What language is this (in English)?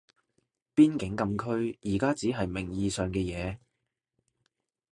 Cantonese